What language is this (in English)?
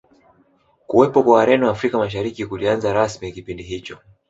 Swahili